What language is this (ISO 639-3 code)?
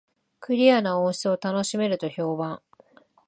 jpn